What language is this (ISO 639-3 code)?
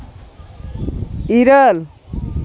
sat